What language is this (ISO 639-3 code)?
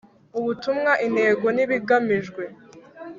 kin